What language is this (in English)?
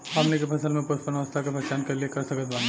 Bhojpuri